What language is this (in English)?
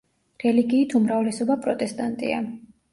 Georgian